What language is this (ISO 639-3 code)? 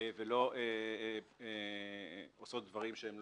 heb